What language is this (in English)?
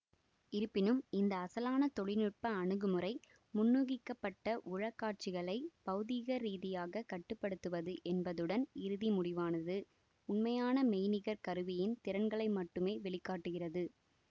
Tamil